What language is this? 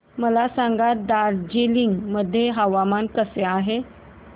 Marathi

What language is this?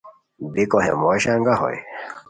Khowar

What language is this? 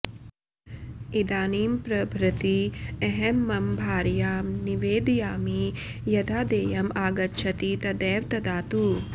Sanskrit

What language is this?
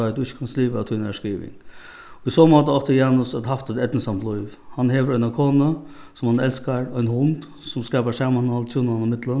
Faroese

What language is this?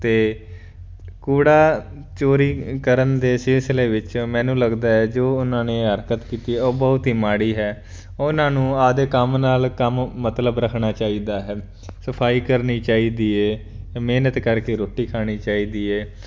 Punjabi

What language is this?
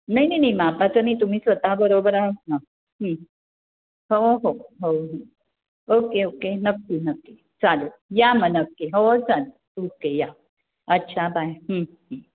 Marathi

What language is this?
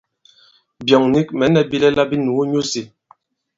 Bankon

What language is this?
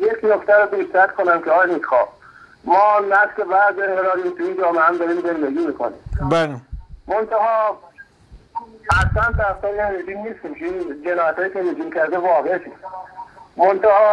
Persian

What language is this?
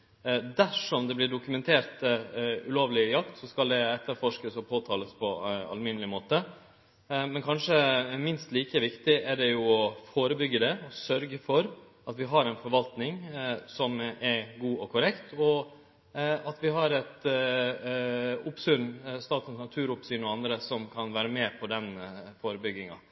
Norwegian Nynorsk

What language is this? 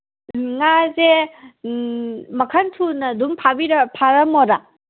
Manipuri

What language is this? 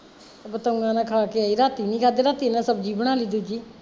Punjabi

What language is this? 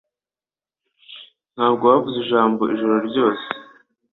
Kinyarwanda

